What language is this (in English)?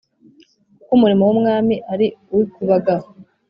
Kinyarwanda